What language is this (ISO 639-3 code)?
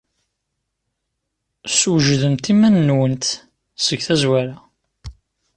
kab